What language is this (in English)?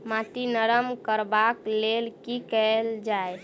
Maithili